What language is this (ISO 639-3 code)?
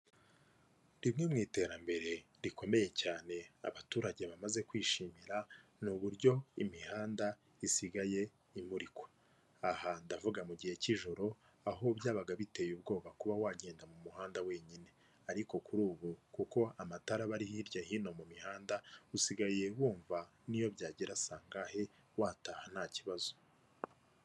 kin